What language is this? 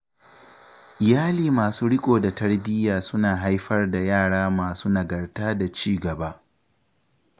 Hausa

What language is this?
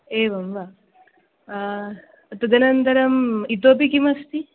Sanskrit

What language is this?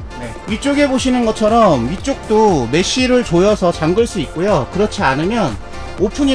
Korean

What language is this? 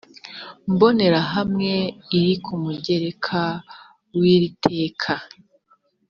Kinyarwanda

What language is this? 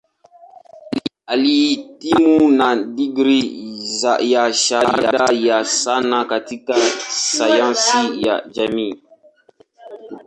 Swahili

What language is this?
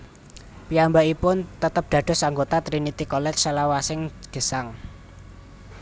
Javanese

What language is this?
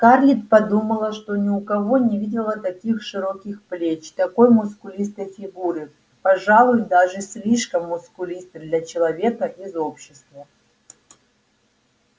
Russian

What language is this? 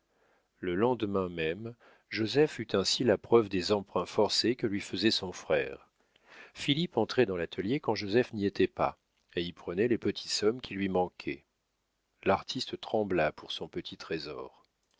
French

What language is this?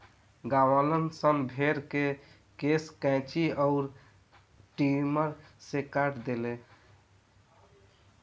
Bhojpuri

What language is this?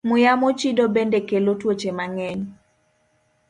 Luo (Kenya and Tanzania)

